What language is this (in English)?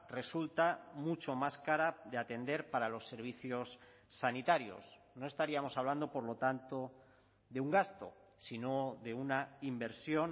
Spanish